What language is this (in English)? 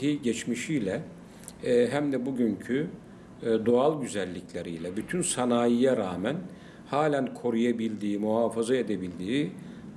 Turkish